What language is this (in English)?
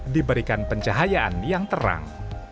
Indonesian